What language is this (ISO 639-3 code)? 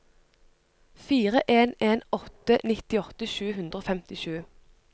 nor